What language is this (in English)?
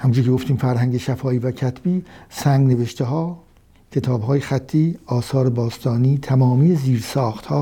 Persian